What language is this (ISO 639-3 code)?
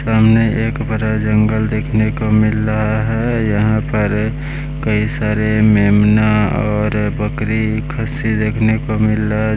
hin